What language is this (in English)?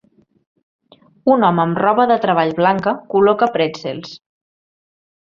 Catalan